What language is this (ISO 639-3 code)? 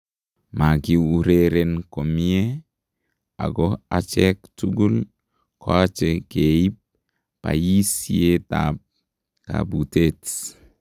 kln